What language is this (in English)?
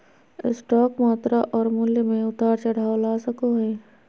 Magahi